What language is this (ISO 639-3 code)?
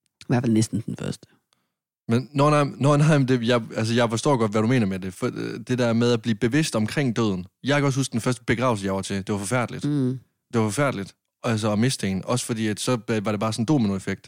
dan